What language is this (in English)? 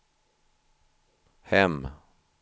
Swedish